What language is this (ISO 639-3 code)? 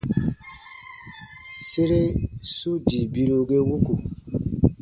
bba